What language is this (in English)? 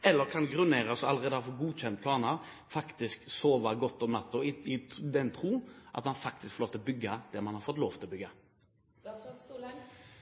Norwegian Bokmål